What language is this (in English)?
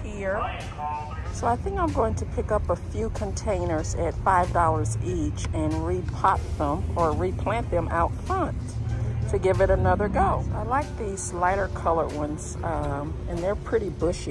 English